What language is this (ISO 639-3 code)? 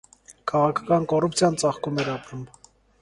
hye